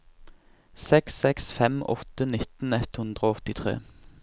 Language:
Norwegian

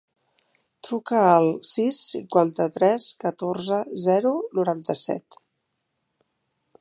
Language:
Catalan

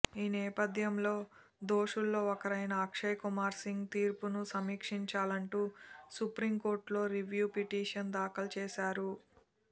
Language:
Telugu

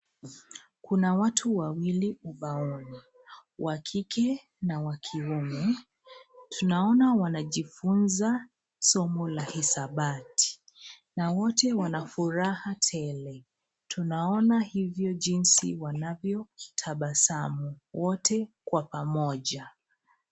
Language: Swahili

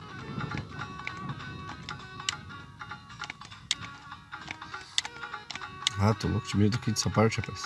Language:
Portuguese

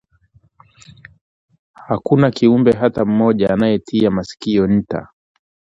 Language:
Swahili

